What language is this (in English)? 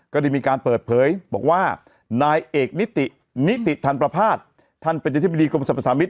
Thai